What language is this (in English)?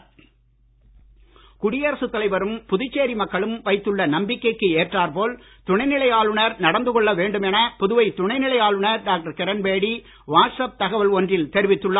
Tamil